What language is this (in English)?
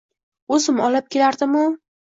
Uzbek